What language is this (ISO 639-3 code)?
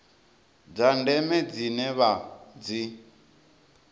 ven